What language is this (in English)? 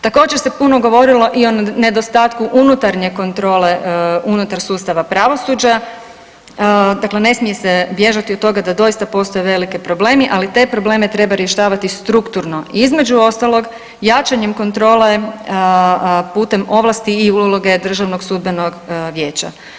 Croatian